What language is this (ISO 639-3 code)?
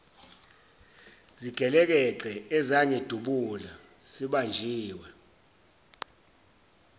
zul